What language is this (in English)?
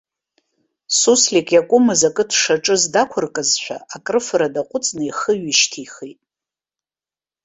Abkhazian